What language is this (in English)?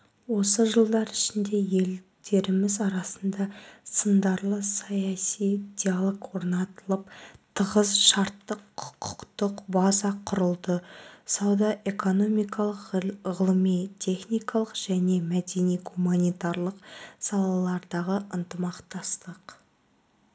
Kazakh